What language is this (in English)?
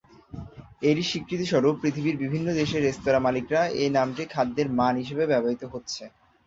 Bangla